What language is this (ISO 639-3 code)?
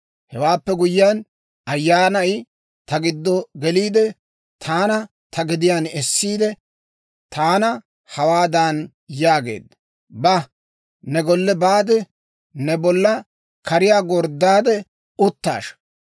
dwr